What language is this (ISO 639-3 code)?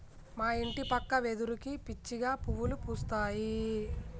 tel